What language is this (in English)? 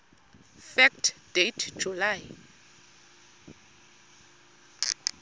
Xhosa